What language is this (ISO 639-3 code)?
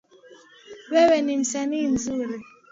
swa